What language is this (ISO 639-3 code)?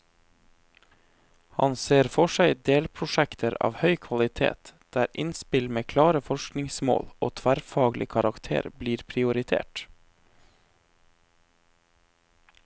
nor